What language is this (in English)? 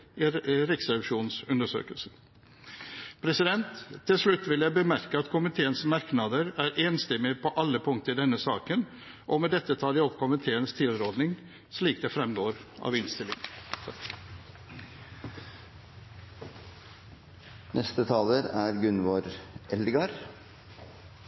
Norwegian Bokmål